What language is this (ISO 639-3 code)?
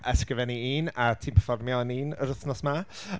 cym